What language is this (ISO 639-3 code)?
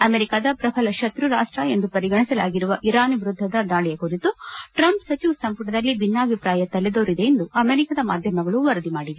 kan